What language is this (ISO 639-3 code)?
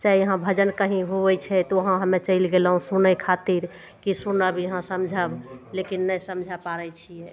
mai